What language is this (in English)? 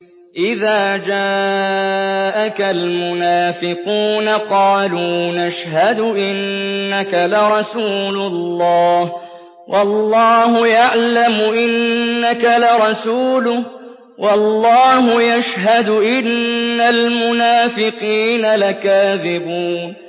Arabic